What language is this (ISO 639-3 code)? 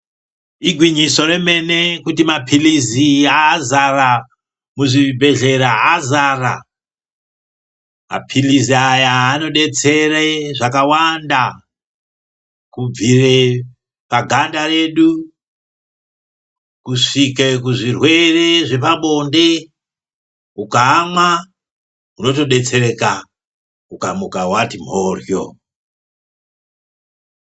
ndc